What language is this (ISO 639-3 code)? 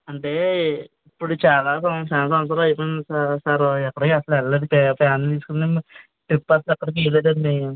tel